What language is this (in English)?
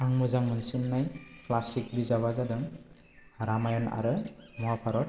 Bodo